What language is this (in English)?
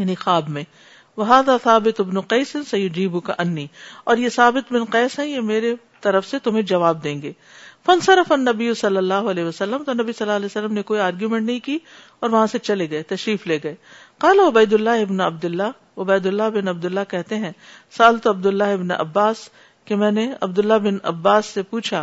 Urdu